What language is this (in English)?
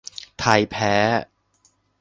Thai